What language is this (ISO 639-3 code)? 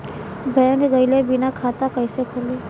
bho